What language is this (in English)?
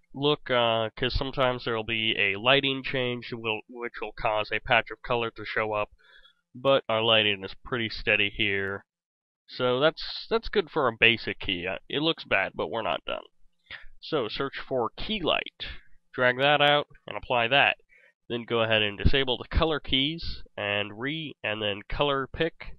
English